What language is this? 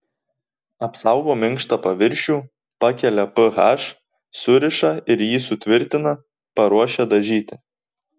Lithuanian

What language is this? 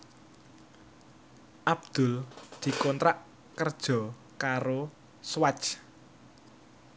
Javanese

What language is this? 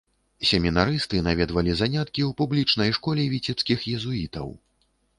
Belarusian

